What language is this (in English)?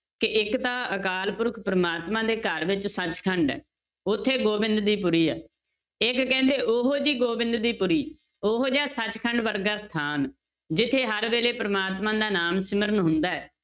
Punjabi